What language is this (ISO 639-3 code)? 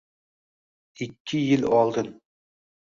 uzb